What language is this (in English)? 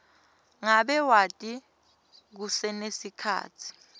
Swati